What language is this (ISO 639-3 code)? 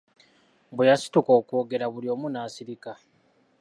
lug